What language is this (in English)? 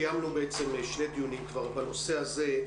Hebrew